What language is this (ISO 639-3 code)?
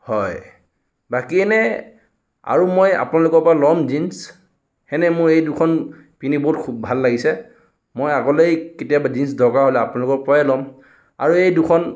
asm